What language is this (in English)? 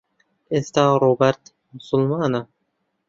Central Kurdish